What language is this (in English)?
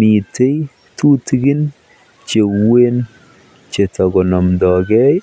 Kalenjin